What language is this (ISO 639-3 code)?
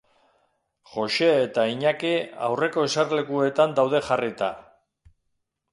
eus